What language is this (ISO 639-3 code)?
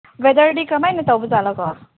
mni